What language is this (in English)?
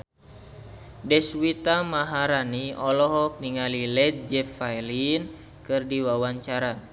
Sundanese